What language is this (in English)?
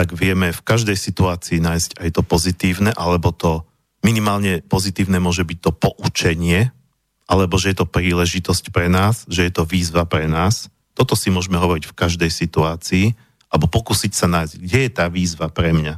Slovak